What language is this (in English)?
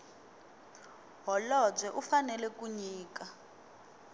Tsonga